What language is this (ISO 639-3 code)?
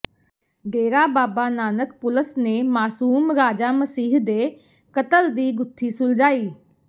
pan